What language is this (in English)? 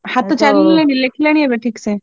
Odia